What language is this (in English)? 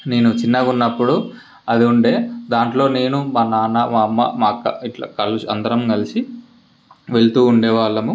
Telugu